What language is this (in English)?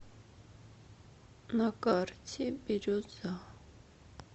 Russian